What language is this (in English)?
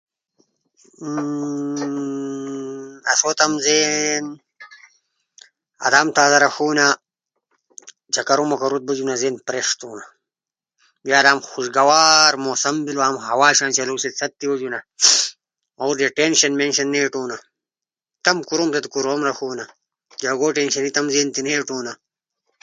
Ushojo